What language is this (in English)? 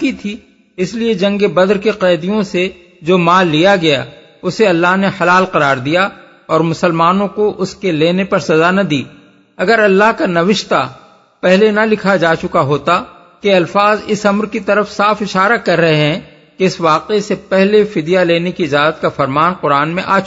Urdu